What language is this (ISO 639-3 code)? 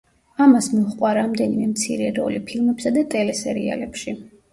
kat